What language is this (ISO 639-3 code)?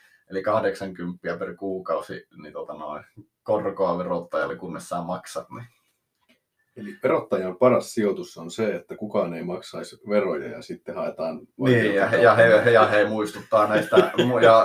fin